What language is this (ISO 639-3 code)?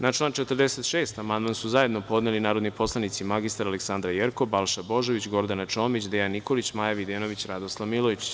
srp